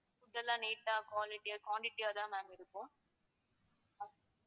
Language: Tamil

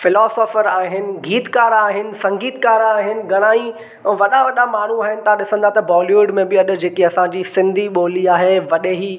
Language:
Sindhi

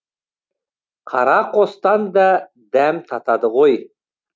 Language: Kazakh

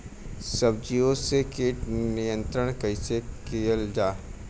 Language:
Bhojpuri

